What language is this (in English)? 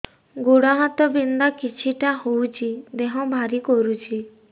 Odia